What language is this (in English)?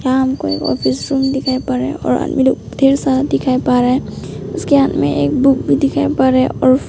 Hindi